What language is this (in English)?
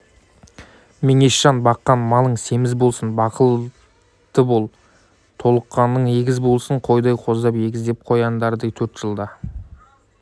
Kazakh